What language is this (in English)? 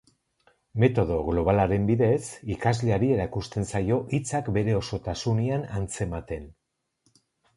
Basque